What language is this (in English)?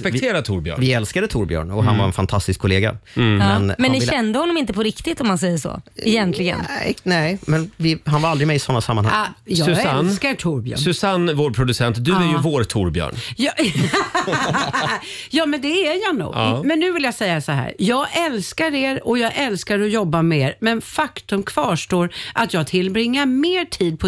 Swedish